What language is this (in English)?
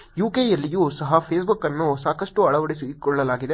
Kannada